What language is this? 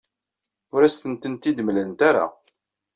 Kabyle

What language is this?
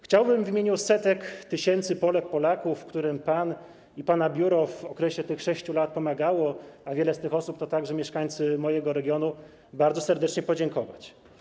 Polish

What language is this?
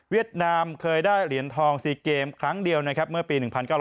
Thai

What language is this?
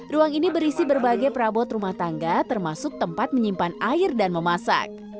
Indonesian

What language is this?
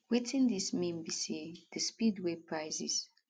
Nigerian Pidgin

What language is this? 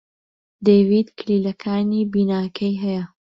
Central Kurdish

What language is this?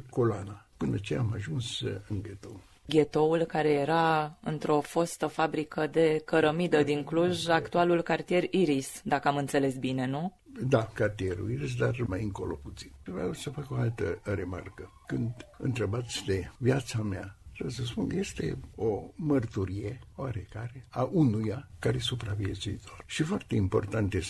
Romanian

